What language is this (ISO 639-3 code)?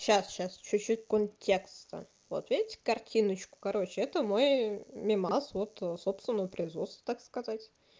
rus